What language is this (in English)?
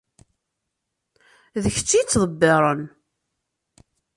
Kabyle